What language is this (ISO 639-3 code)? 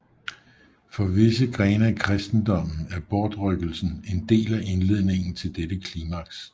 dan